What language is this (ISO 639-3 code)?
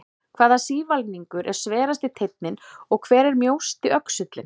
isl